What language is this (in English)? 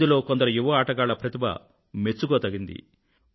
Telugu